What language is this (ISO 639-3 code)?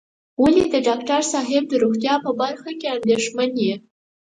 pus